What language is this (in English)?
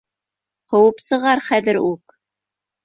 Bashkir